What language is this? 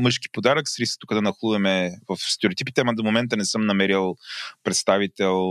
Bulgarian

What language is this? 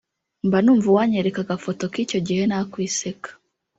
Kinyarwanda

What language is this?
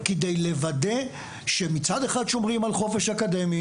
Hebrew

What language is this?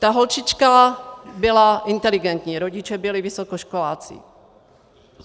Czech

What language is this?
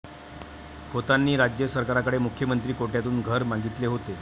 Marathi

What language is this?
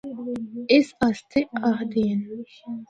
Northern Hindko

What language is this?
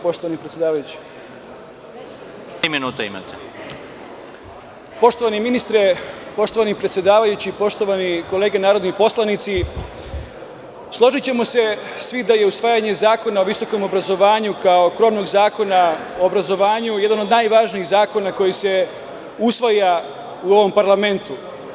Serbian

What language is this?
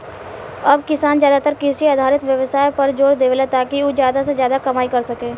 Bhojpuri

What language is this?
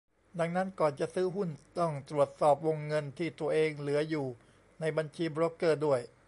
Thai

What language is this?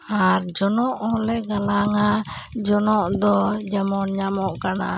Santali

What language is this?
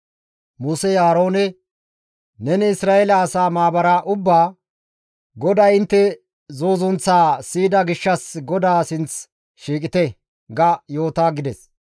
Gamo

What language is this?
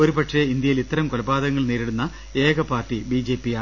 Malayalam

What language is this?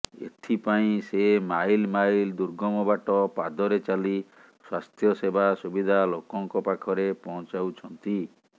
Odia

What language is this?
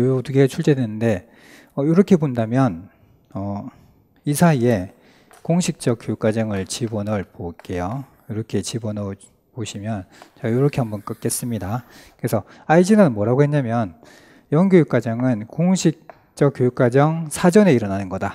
Korean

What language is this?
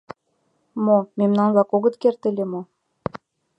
Mari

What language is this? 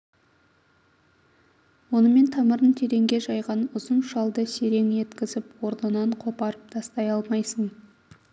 Kazakh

